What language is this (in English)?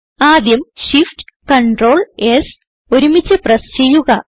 Malayalam